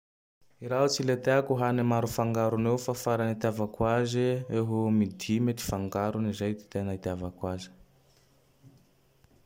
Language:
Tandroy-Mahafaly Malagasy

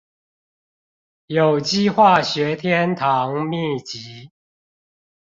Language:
Chinese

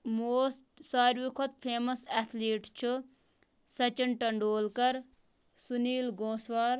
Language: Kashmiri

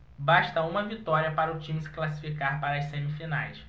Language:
Portuguese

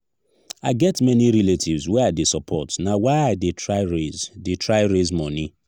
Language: Nigerian Pidgin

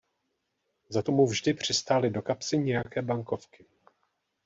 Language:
Czech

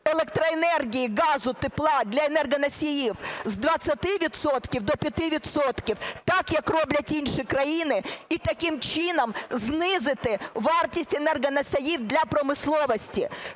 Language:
Ukrainian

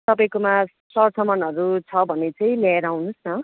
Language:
Nepali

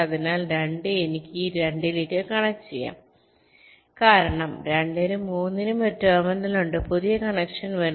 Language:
Malayalam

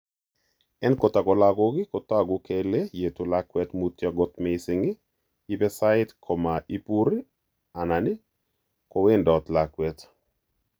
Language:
Kalenjin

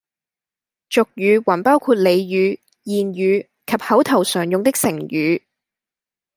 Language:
Cantonese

